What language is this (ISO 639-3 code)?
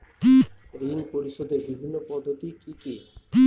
ben